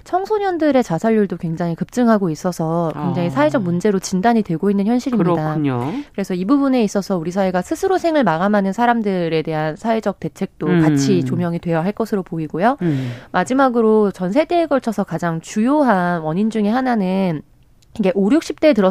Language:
Korean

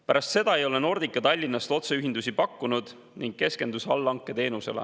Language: Estonian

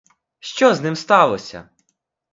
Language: Ukrainian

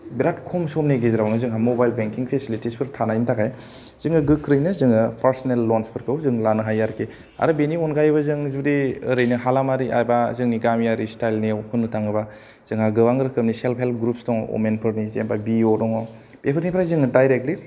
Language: Bodo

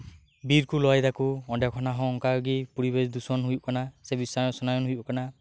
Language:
Santali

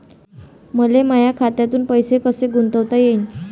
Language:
Marathi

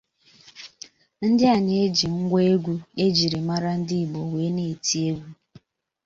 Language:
Igbo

